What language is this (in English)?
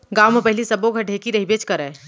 Chhattisgarhi